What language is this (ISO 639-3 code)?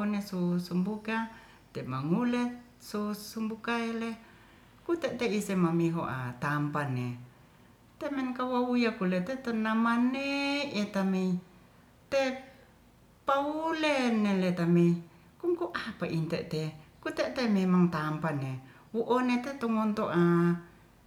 rth